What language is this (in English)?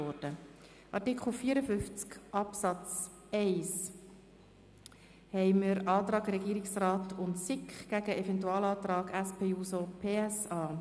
Swiss German